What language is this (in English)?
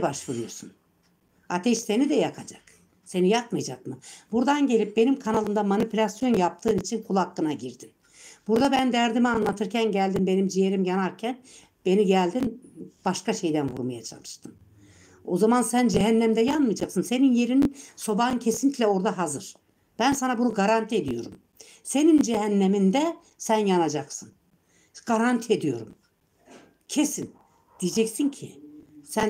Turkish